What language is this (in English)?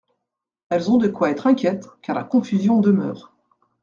French